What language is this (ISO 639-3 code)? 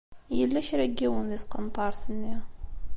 kab